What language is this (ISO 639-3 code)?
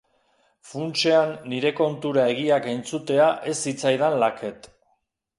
eus